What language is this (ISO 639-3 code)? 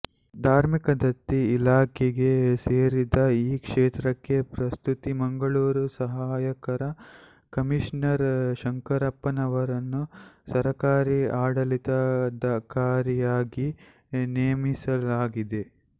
kan